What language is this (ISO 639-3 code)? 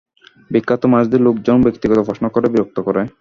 ben